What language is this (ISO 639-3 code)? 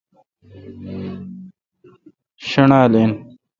xka